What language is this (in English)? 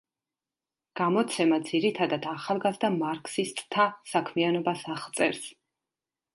Georgian